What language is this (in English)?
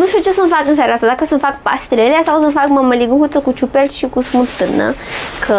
Romanian